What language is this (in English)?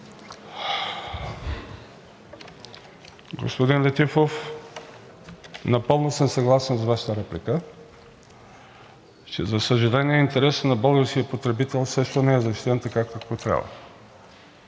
Bulgarian